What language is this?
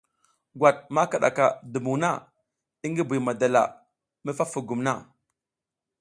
South Giziga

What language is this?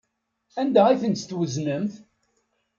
Kabyle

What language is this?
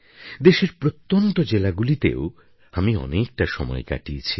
Bangla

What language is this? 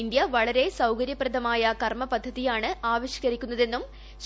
Malayalam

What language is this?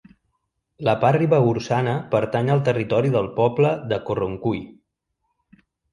Catalan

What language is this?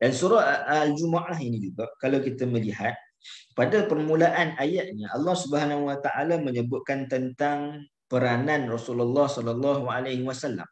Malay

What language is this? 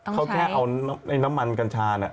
Thai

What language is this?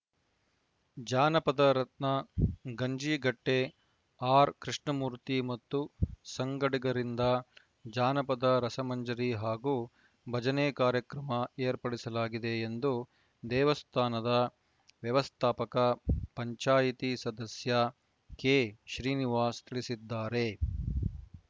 Kannada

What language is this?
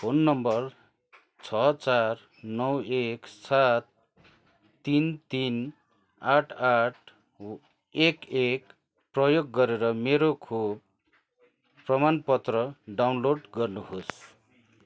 Nepali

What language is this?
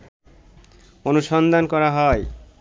Bangla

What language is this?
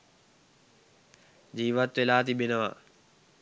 Sinhala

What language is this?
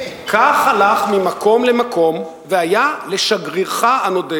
Hebrew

